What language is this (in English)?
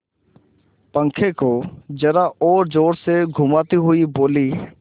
Hindi